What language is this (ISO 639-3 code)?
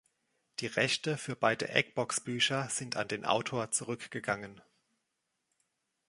deu